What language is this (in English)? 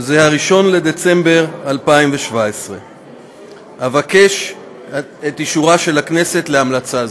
Hebrew